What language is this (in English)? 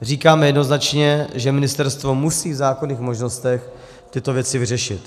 Czech